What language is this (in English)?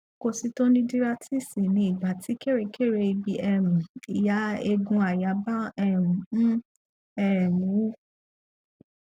Yoruba